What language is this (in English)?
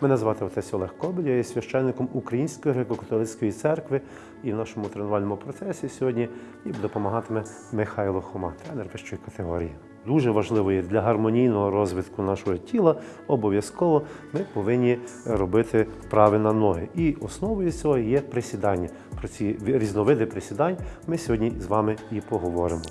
Ukrainian